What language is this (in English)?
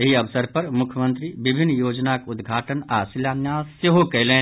Maithili